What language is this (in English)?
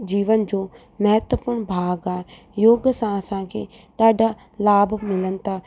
Sindhi